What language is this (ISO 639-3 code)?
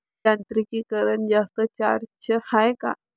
mar